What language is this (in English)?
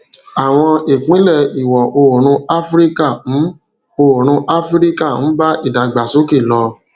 Yoruba